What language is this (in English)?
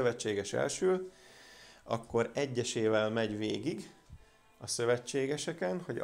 Hungarian